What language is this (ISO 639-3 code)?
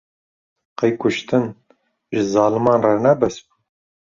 kur